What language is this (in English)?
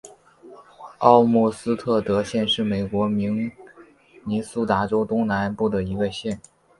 Chinese